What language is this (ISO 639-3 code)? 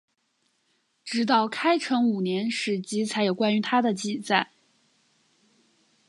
zho